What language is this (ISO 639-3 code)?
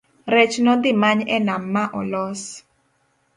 luo